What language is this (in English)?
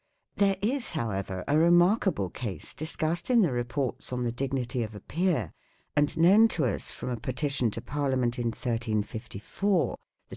English